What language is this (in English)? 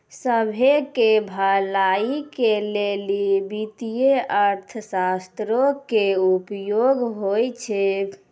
Maithili